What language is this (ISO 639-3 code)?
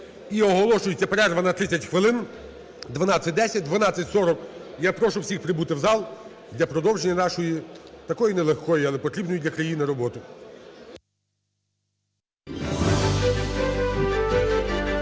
ukr